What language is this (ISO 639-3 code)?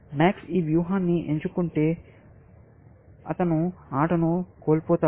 tel